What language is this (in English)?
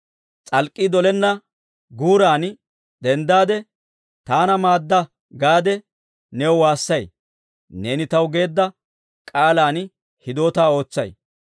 Dawro